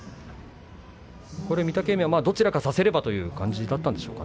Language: Japanese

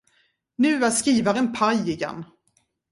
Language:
Swedish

